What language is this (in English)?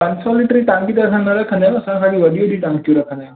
Sindhi